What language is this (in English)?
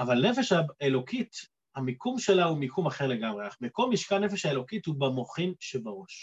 Hebrew